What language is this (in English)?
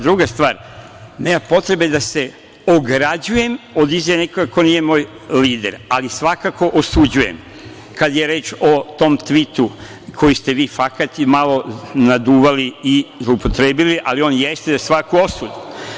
Serbian